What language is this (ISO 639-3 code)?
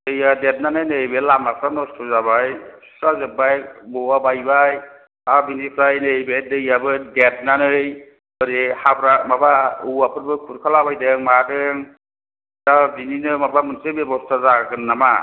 brx